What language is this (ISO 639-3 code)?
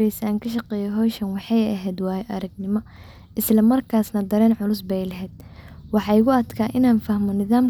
som